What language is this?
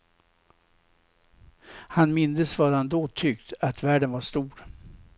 Swedish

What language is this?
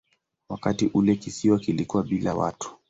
Swahili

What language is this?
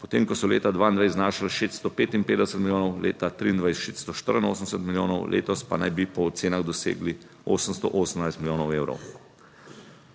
Slovenian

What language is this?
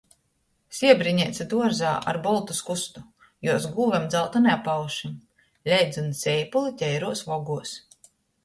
Latgalian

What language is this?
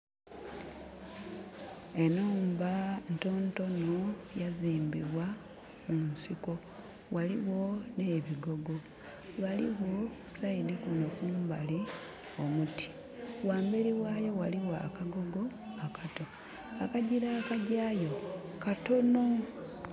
Soga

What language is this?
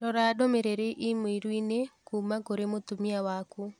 Kikuyu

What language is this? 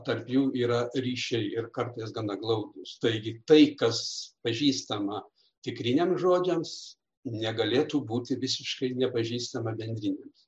Lithuanian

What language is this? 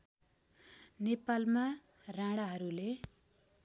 Nepali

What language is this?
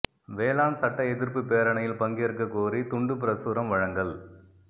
Tamil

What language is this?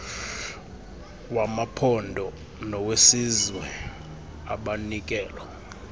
Xhosa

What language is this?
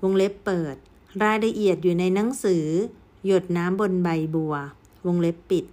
Thai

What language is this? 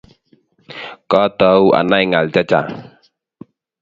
Kalenjin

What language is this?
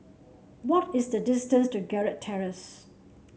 English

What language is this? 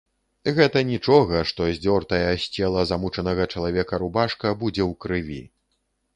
Belarusian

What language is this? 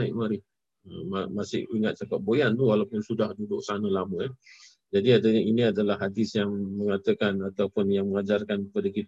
Malay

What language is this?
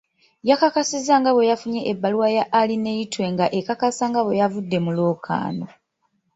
Ganda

